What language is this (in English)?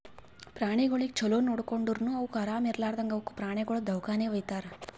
Kannada